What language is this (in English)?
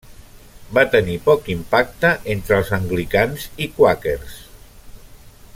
Catalan